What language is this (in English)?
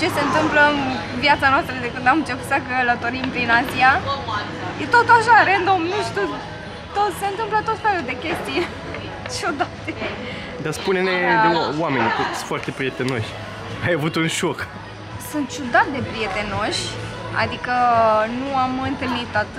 Romanian